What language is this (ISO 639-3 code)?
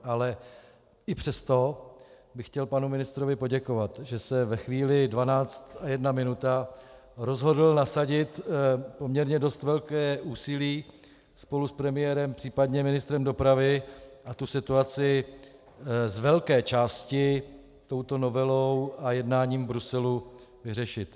ces